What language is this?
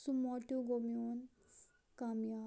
Kashmiri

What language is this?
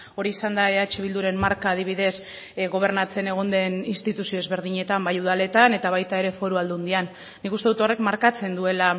Basque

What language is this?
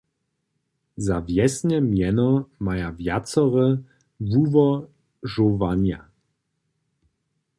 Upper Sorbian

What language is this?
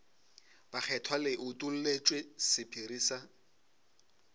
Northern Sotho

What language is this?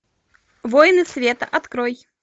Russian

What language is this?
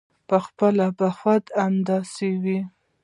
Pashto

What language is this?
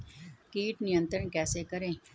Hindi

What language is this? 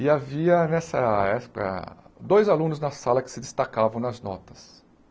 Portuguese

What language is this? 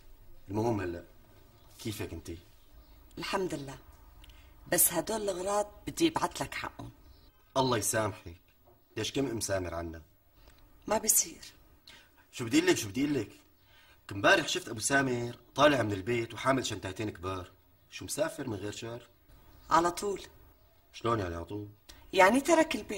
Arabic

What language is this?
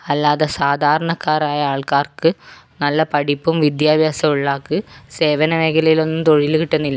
Malayalam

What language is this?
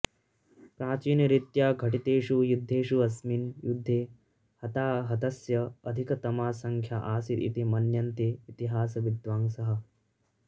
Sanskrit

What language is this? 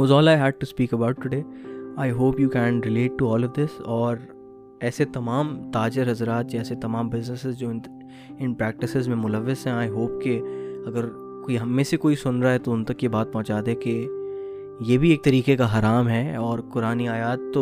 Urdu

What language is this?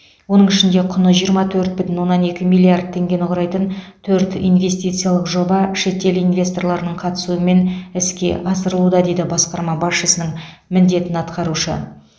Kazakh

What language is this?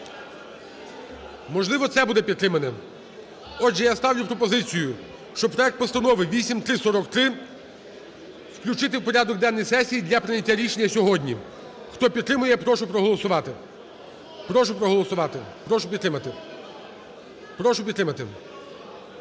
Ukrainian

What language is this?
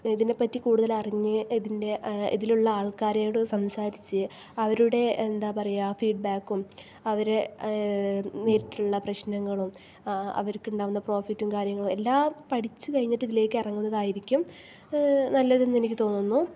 Malayalam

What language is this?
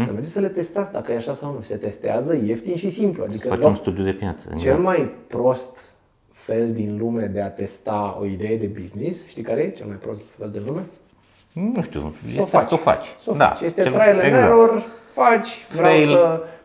Romanian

